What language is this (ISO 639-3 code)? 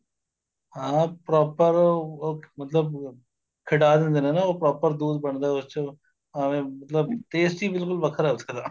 pan